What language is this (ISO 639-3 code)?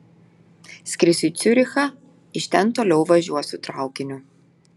lit